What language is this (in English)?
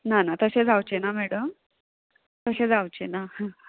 Konkani